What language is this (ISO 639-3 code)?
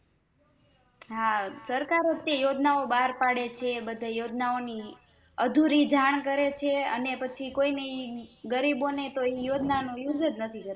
guj